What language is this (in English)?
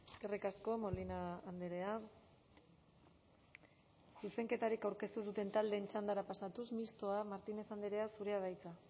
Basque